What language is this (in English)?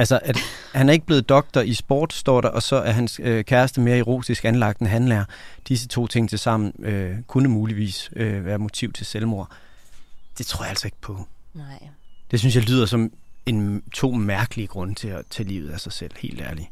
Danish